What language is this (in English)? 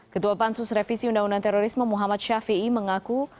Indonesian